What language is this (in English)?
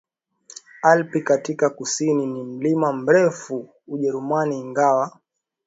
Swahili